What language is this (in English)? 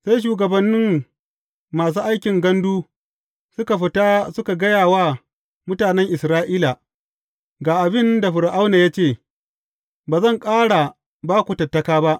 Hausa